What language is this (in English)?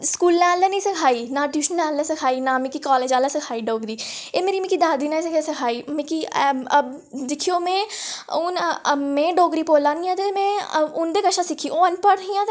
Dogri